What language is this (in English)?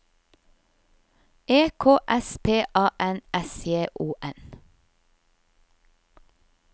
Norwegian